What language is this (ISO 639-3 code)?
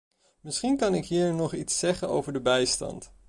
nld